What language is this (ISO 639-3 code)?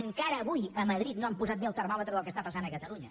cat